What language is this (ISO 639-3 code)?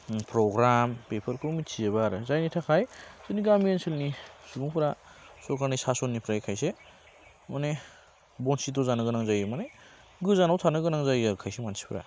brx